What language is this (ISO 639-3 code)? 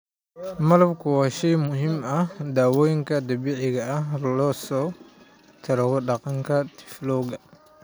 som